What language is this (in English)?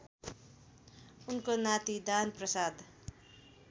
Nepali